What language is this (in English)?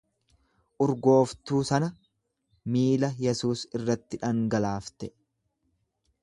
Oromo